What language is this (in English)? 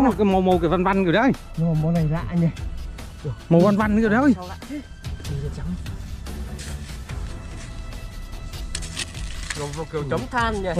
Vietnamese